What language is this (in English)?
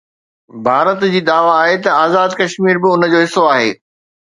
Sindhi